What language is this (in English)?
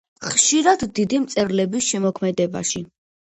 Georgian